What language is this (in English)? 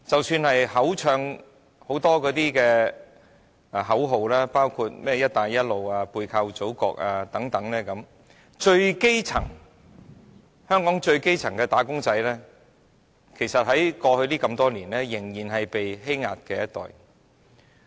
Cantonese